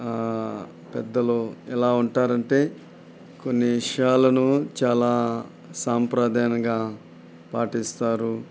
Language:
Telugu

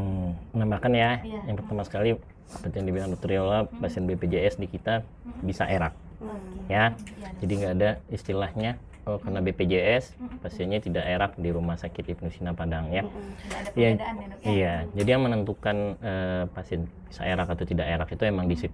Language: Indonesian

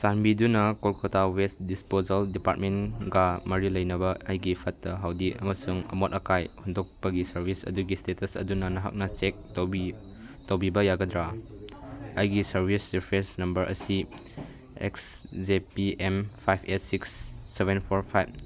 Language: Manipuri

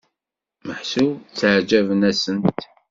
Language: Kabyle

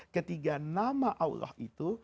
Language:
Indonesian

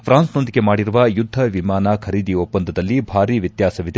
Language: Kannada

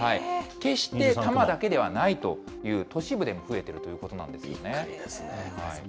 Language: Japanese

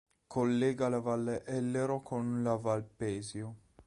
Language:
Italian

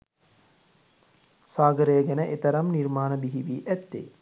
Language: Sinhala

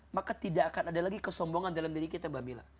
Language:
Indonesian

